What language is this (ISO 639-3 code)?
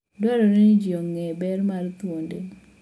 luo